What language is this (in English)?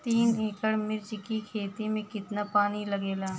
Bhojpuri